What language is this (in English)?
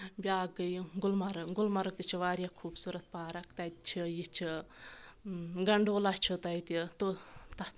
Kashmiri